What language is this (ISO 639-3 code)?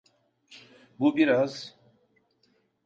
tur